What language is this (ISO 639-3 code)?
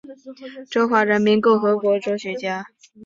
zho